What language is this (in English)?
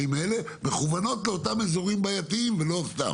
Hebrew